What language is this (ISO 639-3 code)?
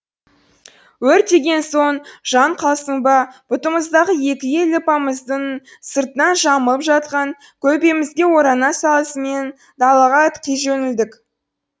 kaz